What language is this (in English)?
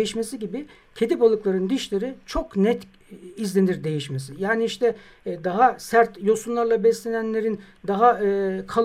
Turkish